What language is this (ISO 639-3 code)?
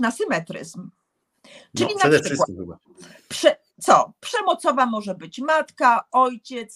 pol